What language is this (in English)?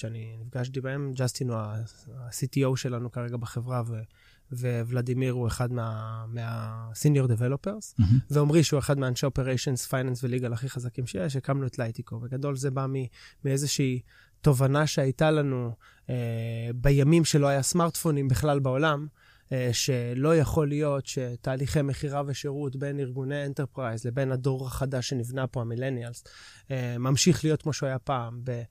Hebrew